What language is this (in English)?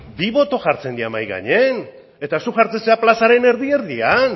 Basque